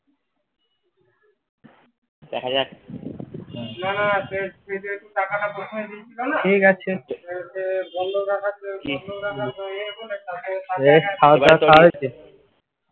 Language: Bangla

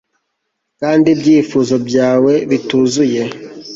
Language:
Kinyarwanda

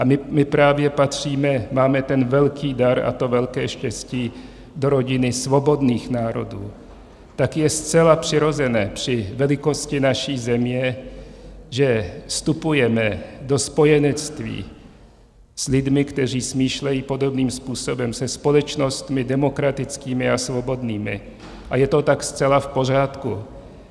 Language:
Czech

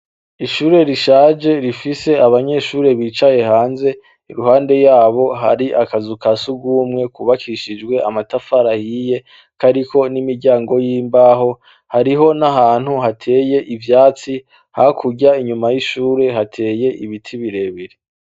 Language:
Rundi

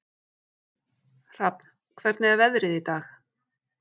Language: Icelandic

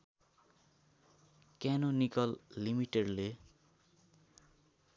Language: Nepali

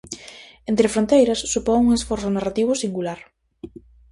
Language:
Galician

